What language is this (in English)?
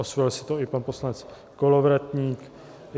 Czech